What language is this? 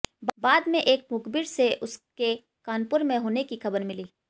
Hindi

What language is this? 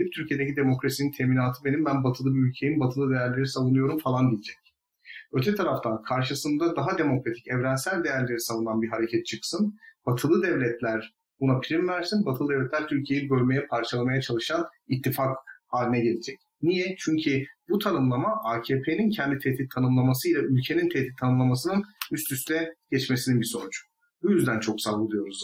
Turkish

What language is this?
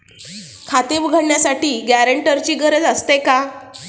Marathi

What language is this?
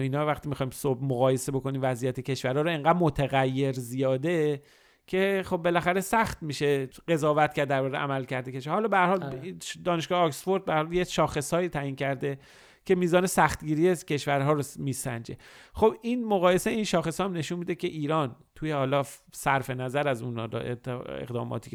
Persian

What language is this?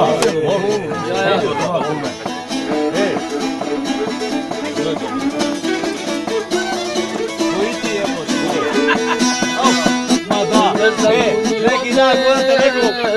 Arabic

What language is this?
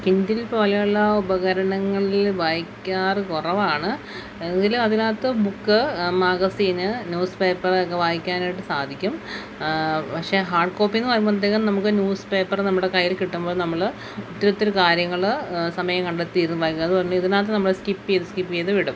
Malayalam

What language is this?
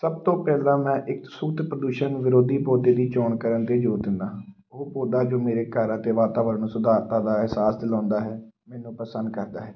Punjabi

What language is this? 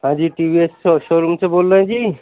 Urdu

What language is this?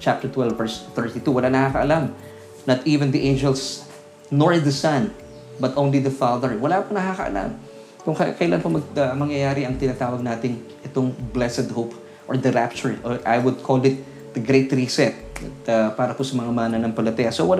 Filipino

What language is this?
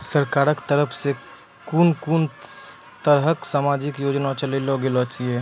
Maithili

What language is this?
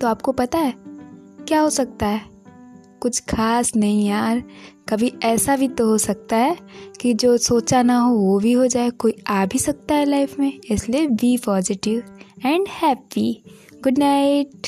Hindi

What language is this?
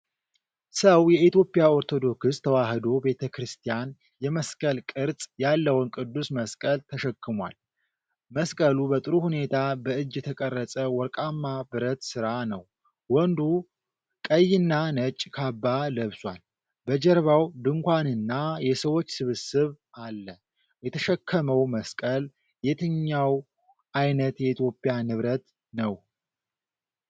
Amharic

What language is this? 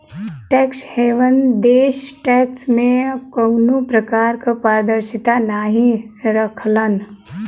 Bhojpuri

